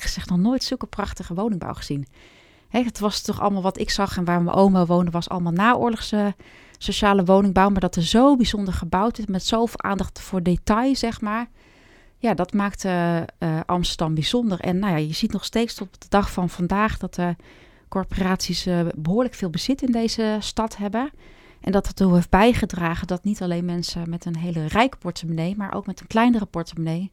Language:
Dutch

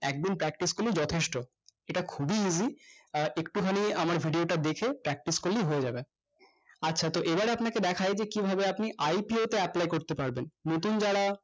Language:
Bangla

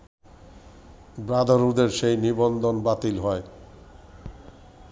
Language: Bangla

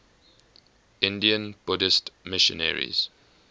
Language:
English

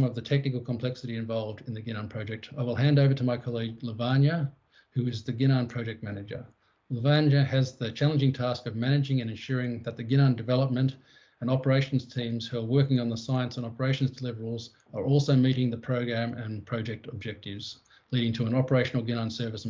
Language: English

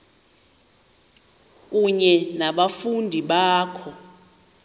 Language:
Xhosa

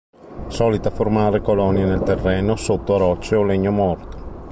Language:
Italian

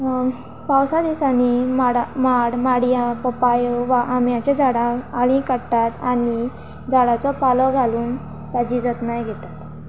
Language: Konkani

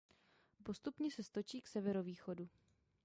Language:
Czech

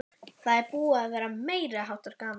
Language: Icelandic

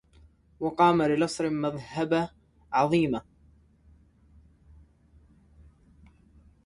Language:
Arabic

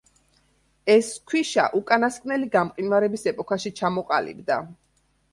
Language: Georgian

